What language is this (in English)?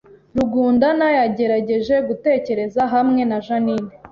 Kinyarwanda